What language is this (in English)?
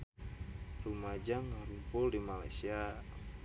Sundanese